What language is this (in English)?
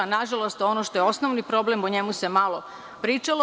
Serbian